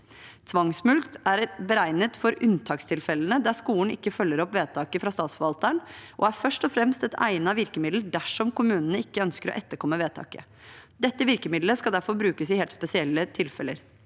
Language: Norwegian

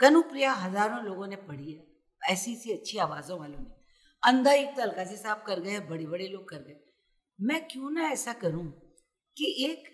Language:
Hindi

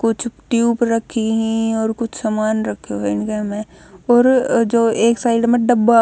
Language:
Haryanvi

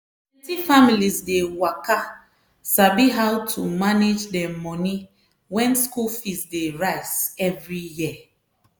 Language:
Nigerian Pidgin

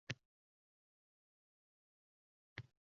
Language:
Uzbek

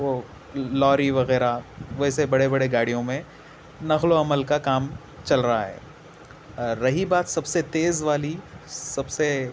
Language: Urdu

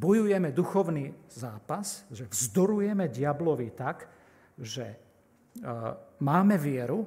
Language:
Slovak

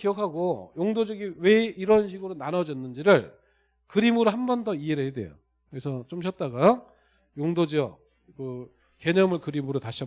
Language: Korean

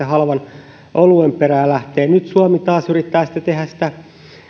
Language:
Finnish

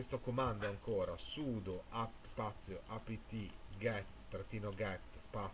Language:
Italian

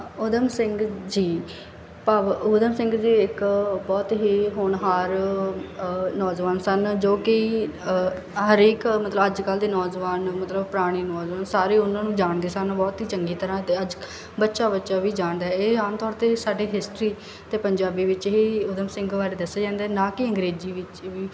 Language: Punjabi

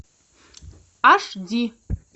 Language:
Russian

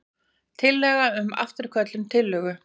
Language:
Icelandic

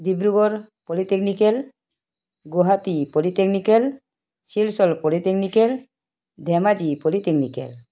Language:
Assamese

